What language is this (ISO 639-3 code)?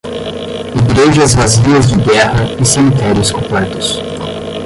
por